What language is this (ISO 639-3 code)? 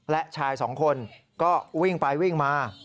tha